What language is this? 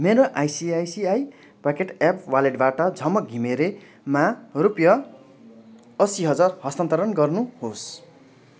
Nepali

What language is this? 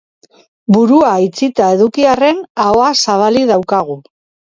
Basque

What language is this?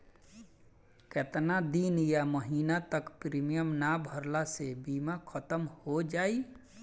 Bhojpuri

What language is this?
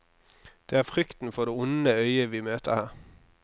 Norwegian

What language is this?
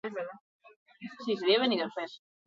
Basque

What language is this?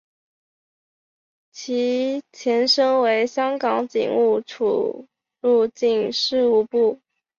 Chinese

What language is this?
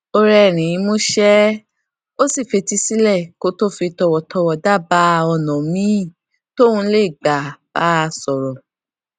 Yoruba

